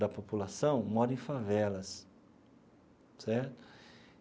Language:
Portuguese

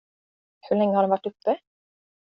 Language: Swedish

